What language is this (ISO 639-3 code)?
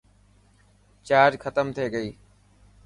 mki